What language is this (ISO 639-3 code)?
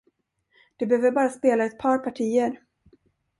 swe